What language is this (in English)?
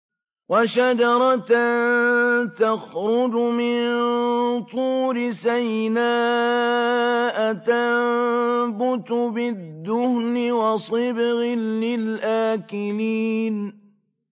Arabic